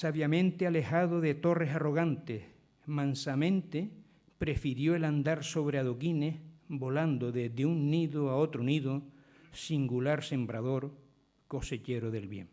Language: Spanish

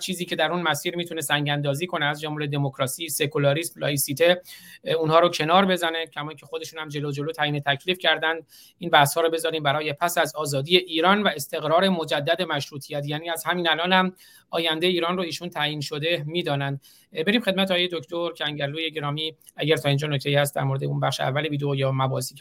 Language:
Persian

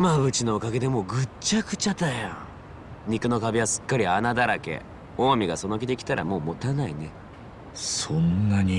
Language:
Japanese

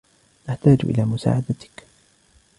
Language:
Arabic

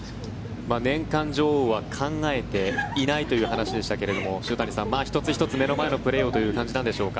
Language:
Japanese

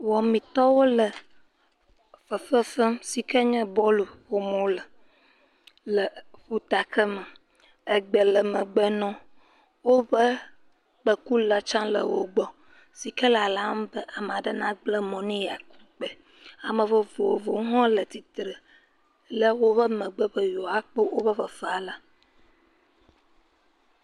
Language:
Ewe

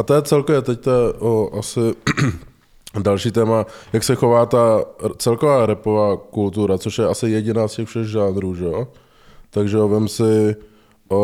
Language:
Czech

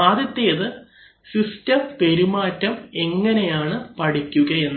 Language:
Malayalam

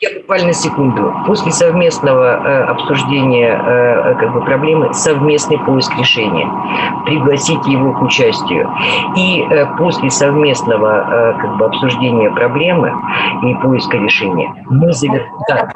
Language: Russian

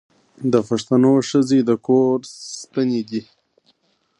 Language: Pashto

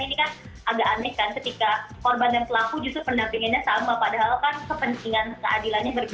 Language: Indonesian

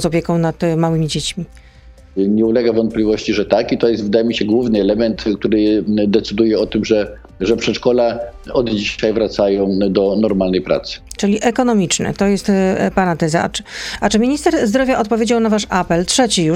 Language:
Polish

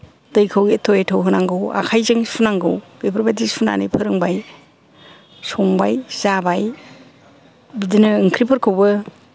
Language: Bodo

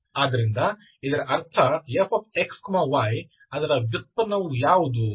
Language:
Kannada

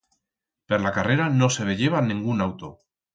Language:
Aragonese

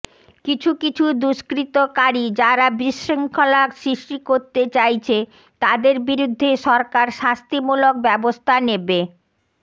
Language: Bangla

